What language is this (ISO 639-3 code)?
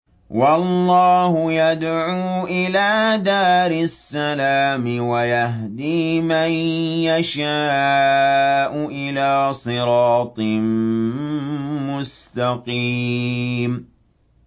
ara